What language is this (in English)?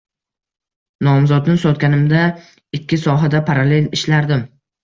Uzbek